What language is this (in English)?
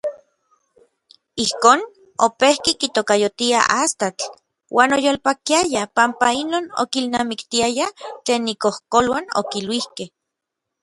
Orizaba Nahuatl